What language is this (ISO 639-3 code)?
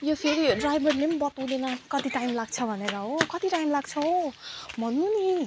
nep